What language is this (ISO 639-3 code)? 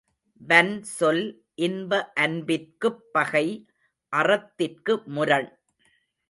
tam